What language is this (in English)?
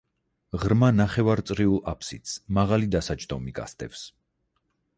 Georgian